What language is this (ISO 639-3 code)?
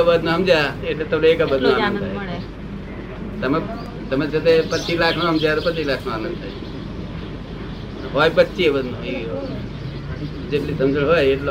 guj